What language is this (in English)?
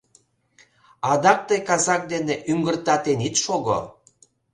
Mari